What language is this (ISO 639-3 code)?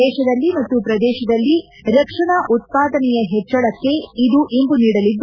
kan